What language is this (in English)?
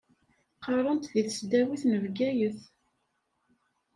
Kabyle